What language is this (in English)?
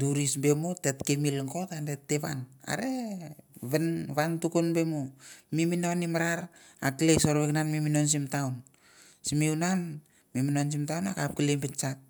Mandara